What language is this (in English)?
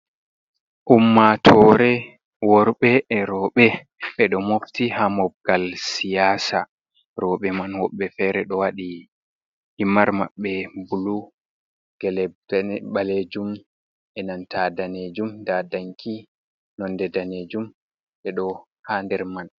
Fula